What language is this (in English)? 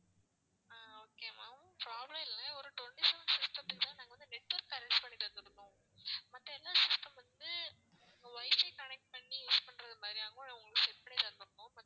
Tamil